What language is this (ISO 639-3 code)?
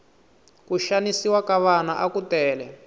tso